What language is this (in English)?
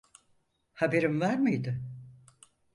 Turkish